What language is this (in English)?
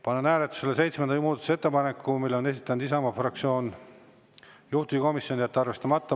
Estonian